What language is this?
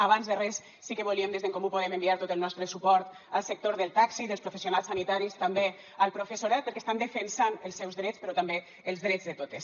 Catalan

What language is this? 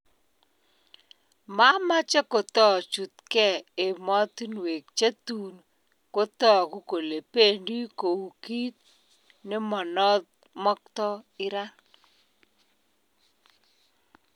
Kalenjin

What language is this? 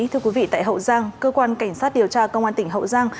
Vietnamese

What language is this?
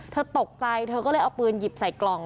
Thai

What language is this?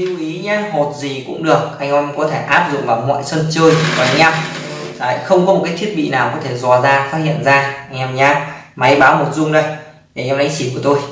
Vietnamese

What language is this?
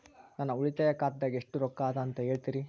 Kannada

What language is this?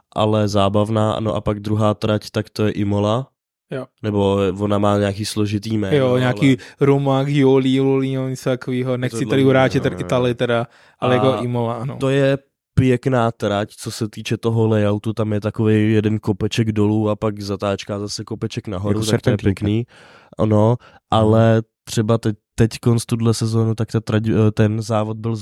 Czech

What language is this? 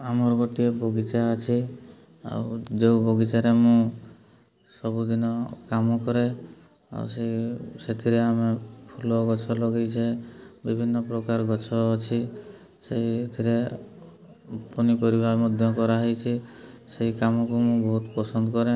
Odia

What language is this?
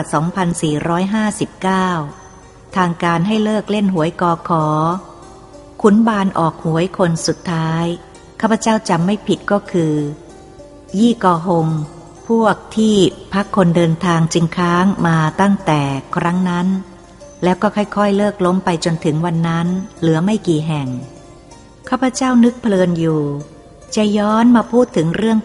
Thai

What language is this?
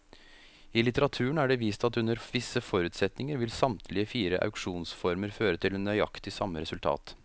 Norwegian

